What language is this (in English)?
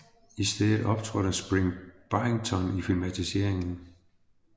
Danish